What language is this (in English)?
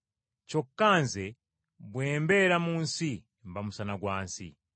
Ganda